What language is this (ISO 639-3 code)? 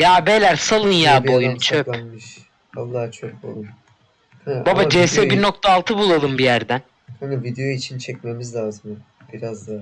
tur